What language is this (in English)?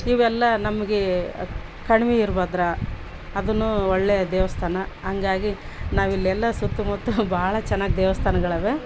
Kannada